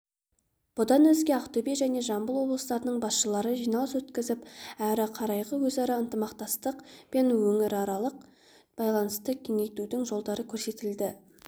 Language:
Kazakh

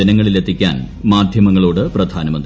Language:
Malayalam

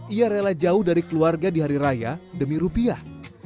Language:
Indonesian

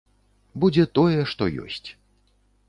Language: Belarusian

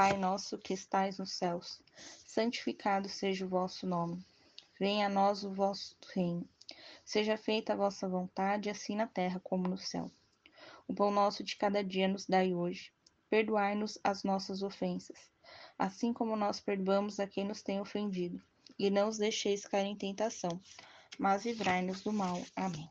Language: Portuguese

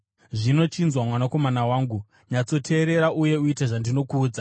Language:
Shona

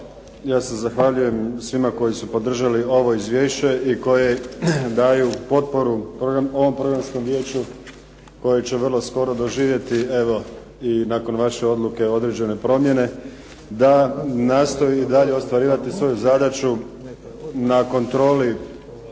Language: Croatian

